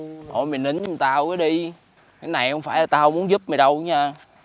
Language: Vietnamese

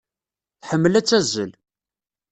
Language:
Kabyle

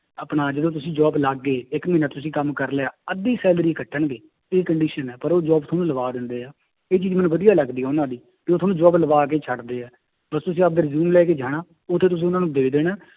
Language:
Punjabi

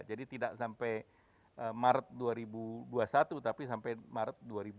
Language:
Indonesian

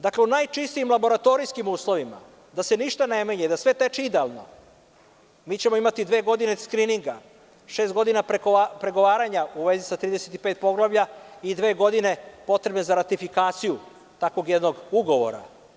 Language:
Serbian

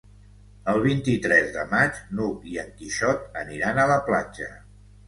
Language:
Catalan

